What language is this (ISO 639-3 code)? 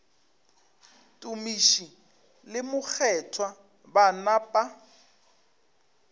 nso